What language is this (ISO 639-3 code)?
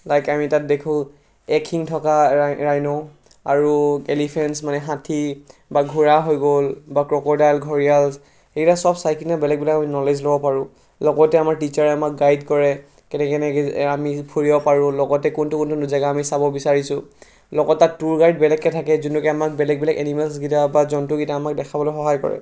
asm